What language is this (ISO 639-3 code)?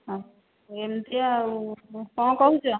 ori